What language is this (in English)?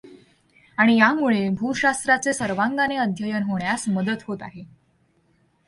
Marathi